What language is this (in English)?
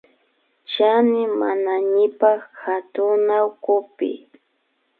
Imbabura Highland Quichua